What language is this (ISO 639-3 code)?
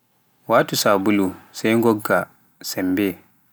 fuf